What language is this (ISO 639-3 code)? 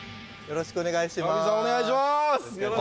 jpn